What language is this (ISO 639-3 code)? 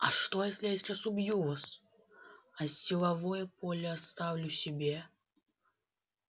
rus